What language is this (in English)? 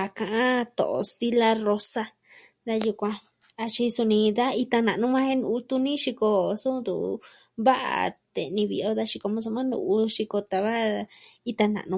Southwestern Tlaxiaco Mixtec